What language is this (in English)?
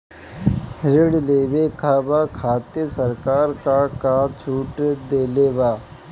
Bhojpuri